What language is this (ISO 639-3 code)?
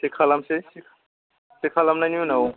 brx